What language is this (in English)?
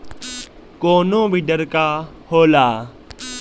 Bhojpuri